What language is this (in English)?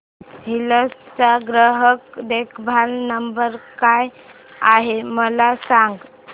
Marathi